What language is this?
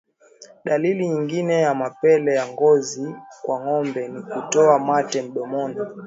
Swahili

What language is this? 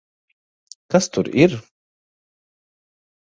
Latvian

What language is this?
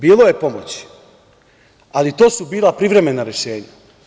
Serbian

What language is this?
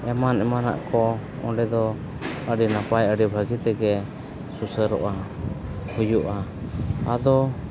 Santali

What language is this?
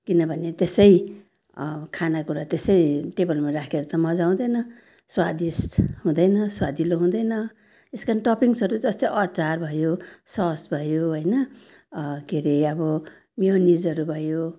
Nepali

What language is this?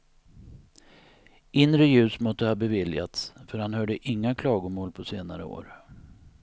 Swedish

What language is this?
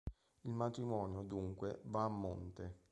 Italian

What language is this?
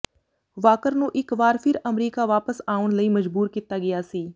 Punjabi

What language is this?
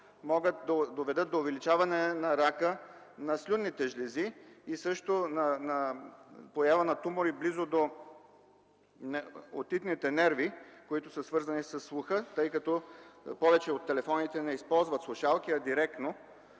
Bulgarian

